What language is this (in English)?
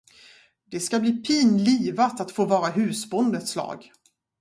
Swedish